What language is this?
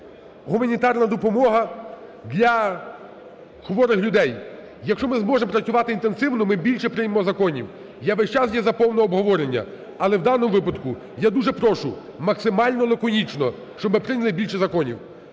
Ukrainian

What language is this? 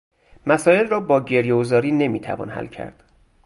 Persian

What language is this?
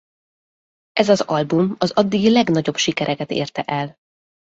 Hungarian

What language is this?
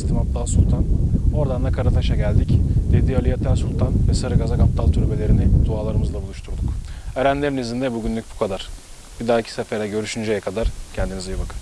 Turkish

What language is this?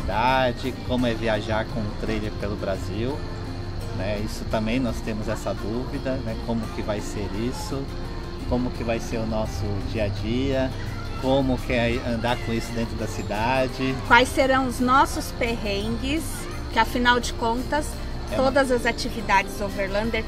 Portuguese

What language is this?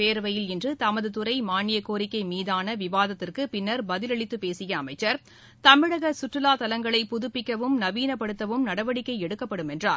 Tamil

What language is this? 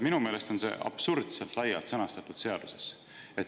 Estonian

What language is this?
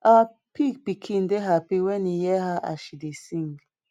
Nigerian Pidgin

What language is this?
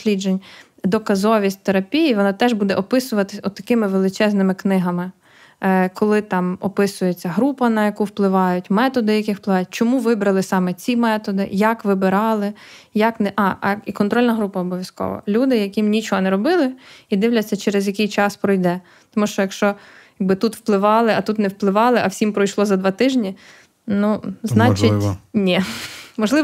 Ukrainian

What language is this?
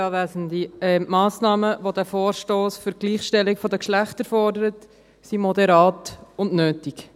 Swiss German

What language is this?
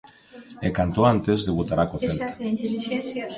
Galician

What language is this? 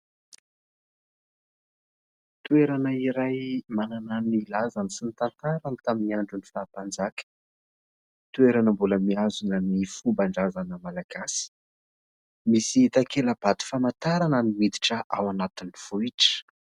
Malagasy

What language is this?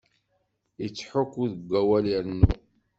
Kabyle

